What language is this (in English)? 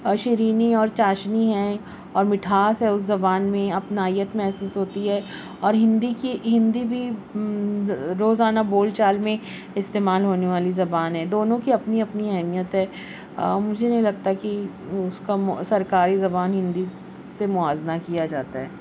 Urdu